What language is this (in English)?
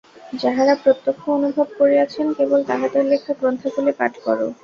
Bangla